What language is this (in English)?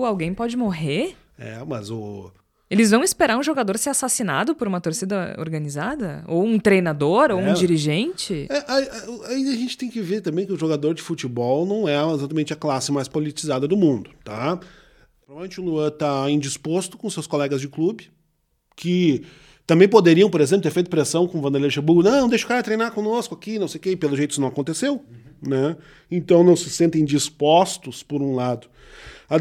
Portuguese